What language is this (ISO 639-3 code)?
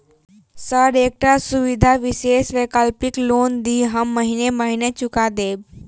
mai